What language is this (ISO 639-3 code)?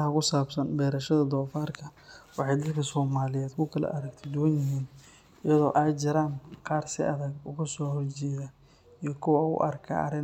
som